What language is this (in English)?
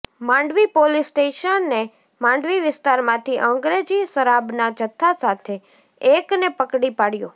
Gujarati